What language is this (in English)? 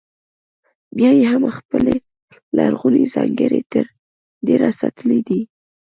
Pashto